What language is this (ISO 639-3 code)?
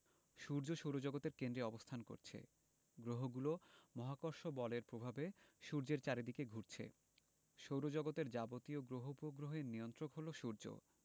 ben